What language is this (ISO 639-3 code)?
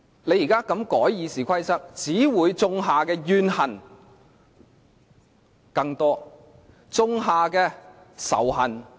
yue